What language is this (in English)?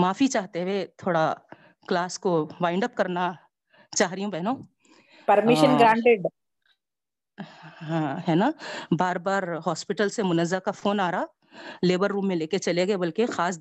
Urdu